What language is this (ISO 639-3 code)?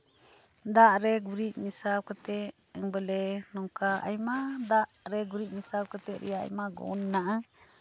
sat